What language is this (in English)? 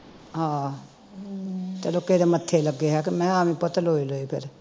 Punjabi